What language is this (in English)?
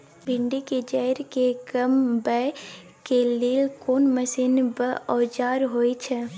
Maithili